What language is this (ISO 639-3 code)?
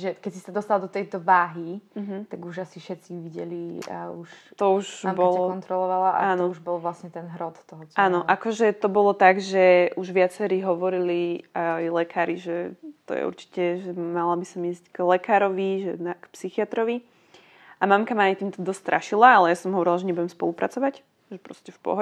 slk